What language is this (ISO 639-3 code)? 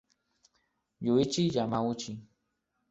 spa